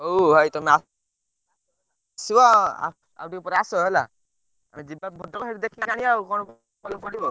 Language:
Odia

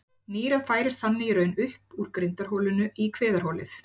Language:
Icelandic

